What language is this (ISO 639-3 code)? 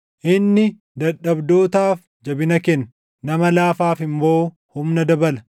orm